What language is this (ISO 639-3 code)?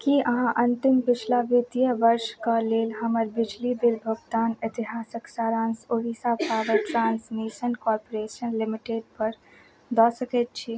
mai